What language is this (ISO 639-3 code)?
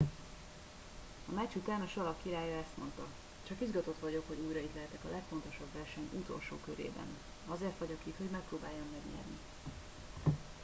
hun